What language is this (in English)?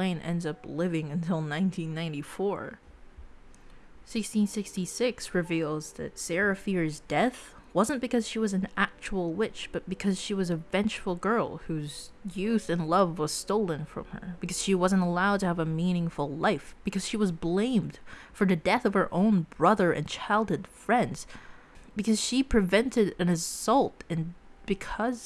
English